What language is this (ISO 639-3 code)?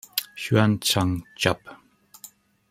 deu